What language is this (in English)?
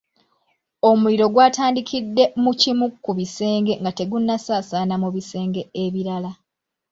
Ganda